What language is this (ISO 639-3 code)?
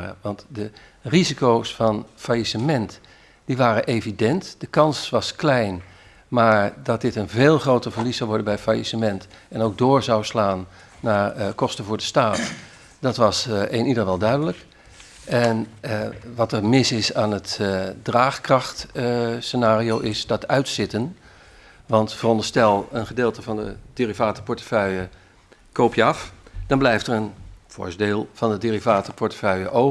nld